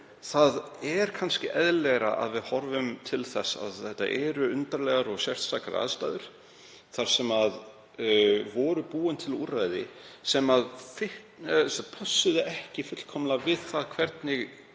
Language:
Icelandic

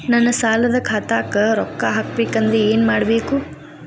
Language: Kannada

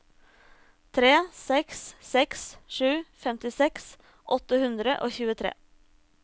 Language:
Norwegian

